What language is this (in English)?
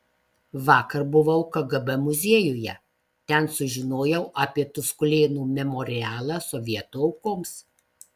Lithuanian